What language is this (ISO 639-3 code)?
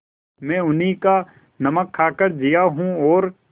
hin